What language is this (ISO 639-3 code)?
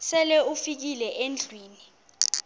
xho